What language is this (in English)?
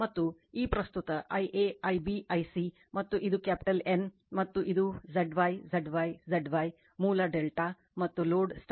Kannada